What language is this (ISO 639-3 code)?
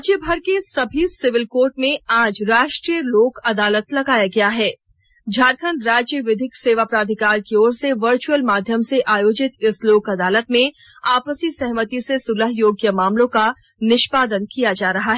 hin